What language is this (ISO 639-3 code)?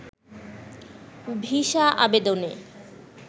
ben